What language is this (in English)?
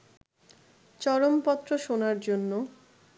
Bangla